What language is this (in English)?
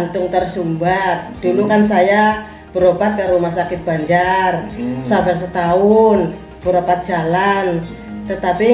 Indonesian